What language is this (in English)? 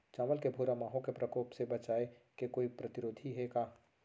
Chhattisgarhi